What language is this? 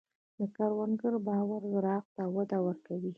Pashto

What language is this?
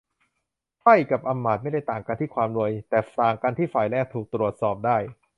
Thai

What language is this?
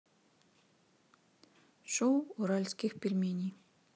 Russian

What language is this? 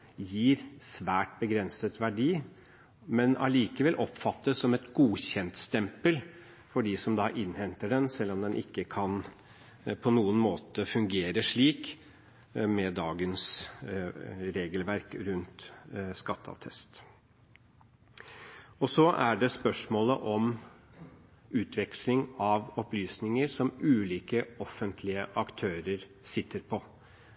Norwegian Bokmål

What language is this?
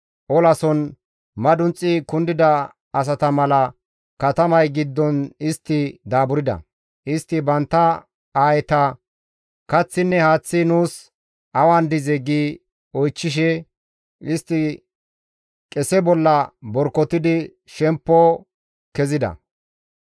Gamo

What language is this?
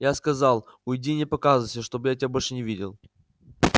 Russian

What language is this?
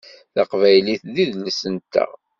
Kabyle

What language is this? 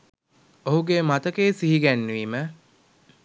Sinhala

